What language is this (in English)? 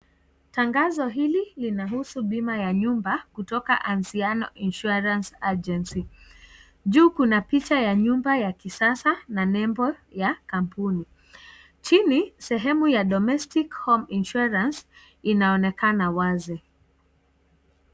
Swahili